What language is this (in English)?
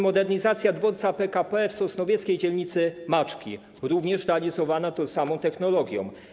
Polish